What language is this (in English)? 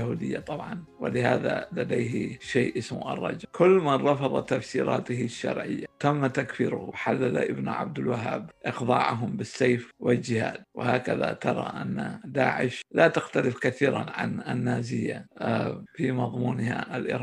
Arabic